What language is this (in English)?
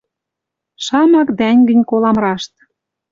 Western Mari